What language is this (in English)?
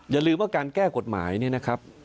Thai